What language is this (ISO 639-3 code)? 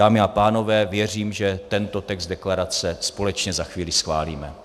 ces